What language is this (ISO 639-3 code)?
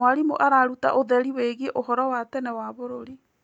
kik